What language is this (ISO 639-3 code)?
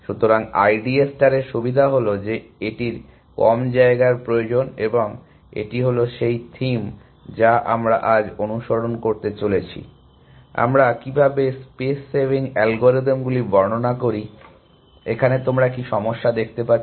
ben